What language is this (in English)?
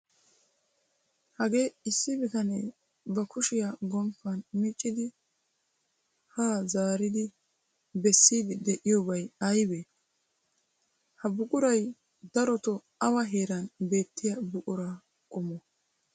Wolaytta